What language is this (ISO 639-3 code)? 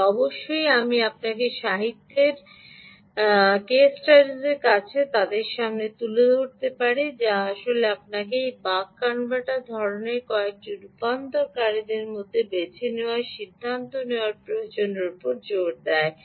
ben